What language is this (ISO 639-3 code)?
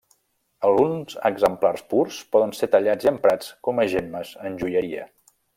cat